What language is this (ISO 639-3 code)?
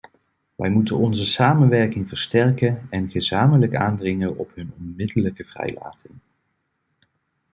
nld